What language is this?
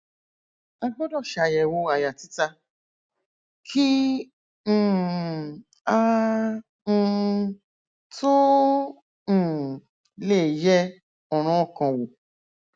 Yoruba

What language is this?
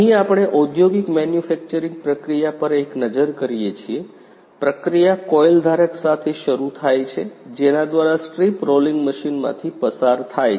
Gujarati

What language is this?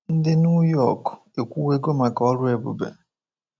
Igbo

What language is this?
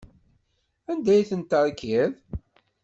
Kabyle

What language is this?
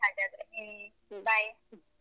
Kannada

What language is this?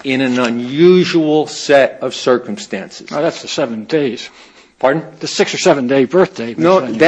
English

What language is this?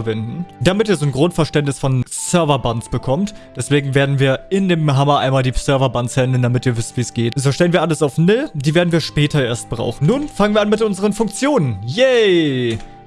German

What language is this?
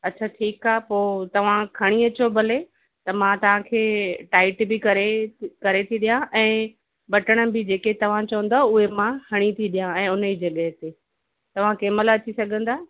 Sindhi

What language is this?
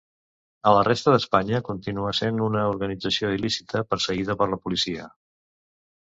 Catalan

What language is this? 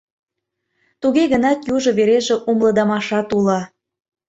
Mari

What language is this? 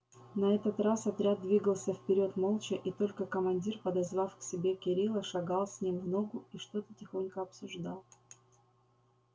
Russian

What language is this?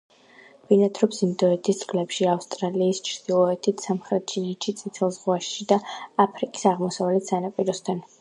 Georgian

